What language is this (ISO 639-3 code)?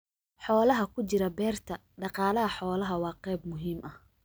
som